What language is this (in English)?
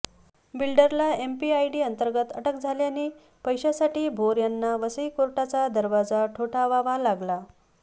Marathi